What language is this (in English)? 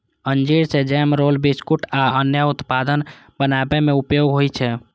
Maithili